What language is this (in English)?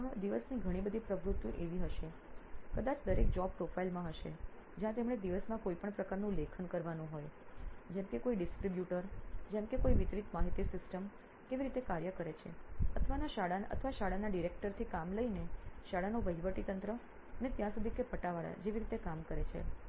Gujarati